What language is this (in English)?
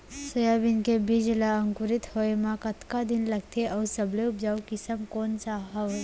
Chhattisgarhi